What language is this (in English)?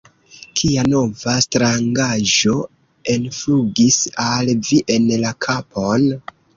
Esperanto